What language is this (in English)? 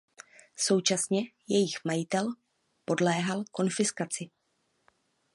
Czech